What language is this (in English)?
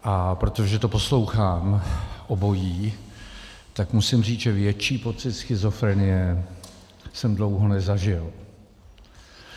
Czech